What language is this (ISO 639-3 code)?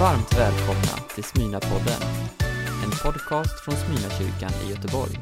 swe